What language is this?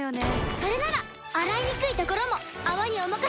Japanese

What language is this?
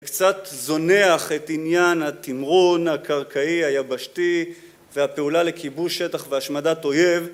Hebrew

